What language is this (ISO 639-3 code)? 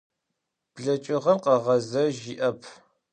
ady